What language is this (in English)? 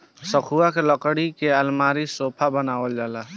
Bhojpuri